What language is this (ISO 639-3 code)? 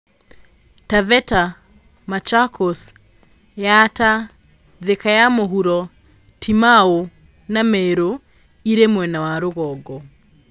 kik